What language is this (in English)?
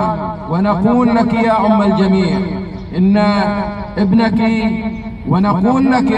Arabic